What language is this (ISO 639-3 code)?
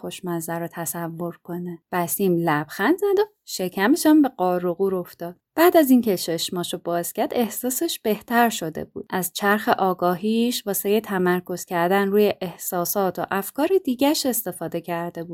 fas